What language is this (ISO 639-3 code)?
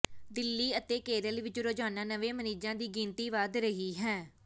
pan